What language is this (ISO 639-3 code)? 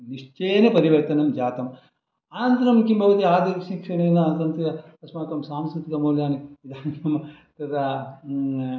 san